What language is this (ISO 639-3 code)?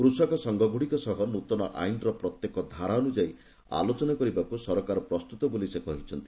ori